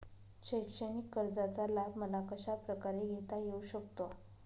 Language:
Marathi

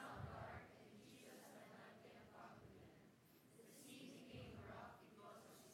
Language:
Filipino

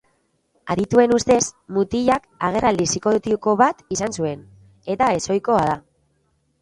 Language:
Basque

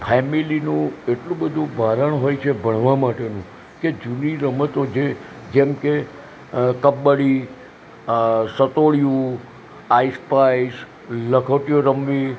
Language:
Gujarati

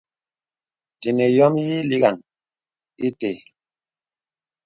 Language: Bebele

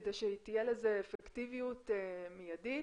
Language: Hebrew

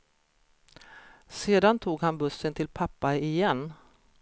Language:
Swedish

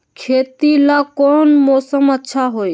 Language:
Magahi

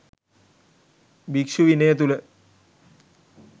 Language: Sinhala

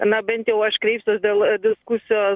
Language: Lithuanian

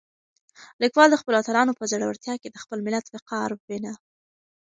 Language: Pashto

